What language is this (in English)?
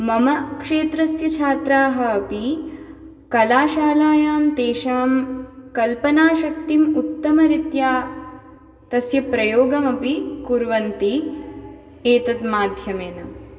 Sanskrit